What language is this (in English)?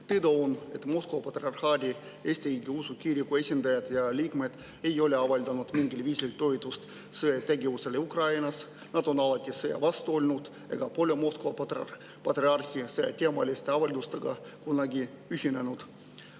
Estonian